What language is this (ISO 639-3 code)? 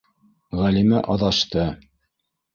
bak